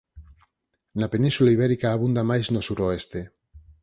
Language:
Galician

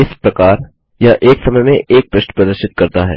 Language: Hindi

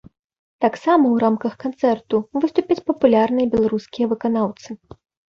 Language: Belarusian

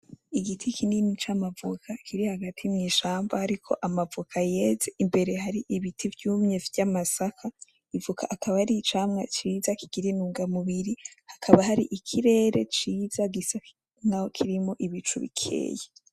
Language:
Rundi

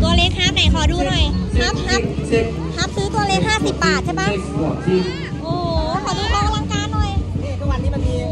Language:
Thai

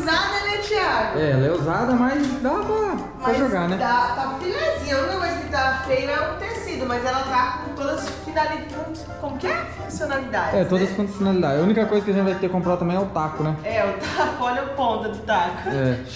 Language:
Portuguese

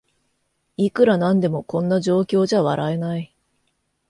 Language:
Japanese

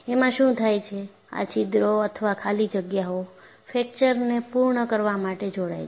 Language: Gujarati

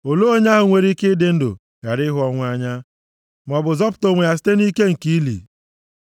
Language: Igbo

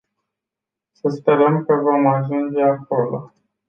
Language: Romanian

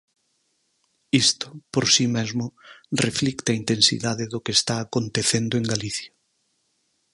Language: Galician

